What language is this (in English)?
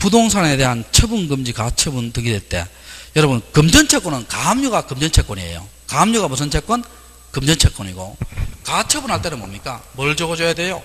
Korean